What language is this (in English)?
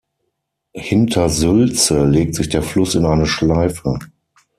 German